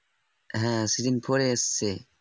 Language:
Bangla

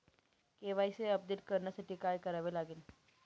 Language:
Marathi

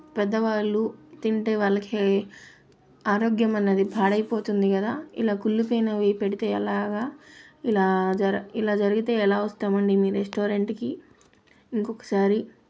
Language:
Telugu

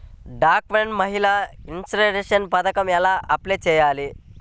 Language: Telugu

